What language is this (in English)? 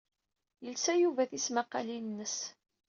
Kabyle